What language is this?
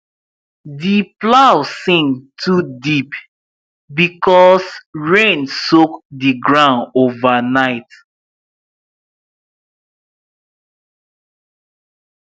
Nigerian Pidgin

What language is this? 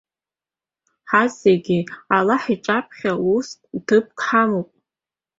Abkhazian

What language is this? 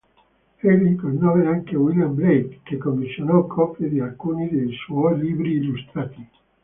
Italian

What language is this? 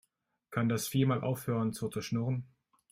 German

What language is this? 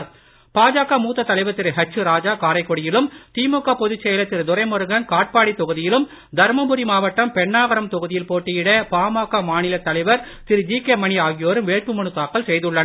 Tamil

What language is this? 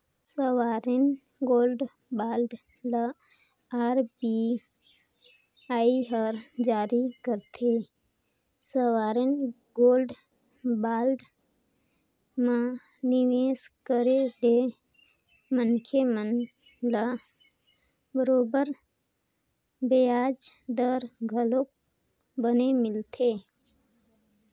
Chhattisgarhi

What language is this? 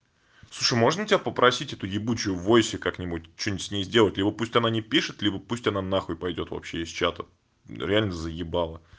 Russian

